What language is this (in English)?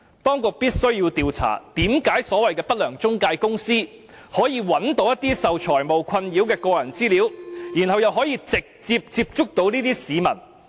Cantonese